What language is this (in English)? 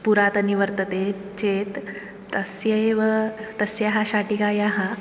Sanskrit